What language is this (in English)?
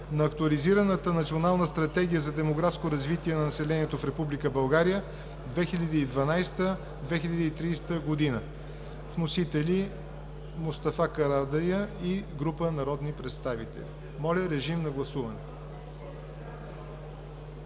Bulgarian